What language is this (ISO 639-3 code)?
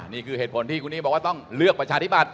tha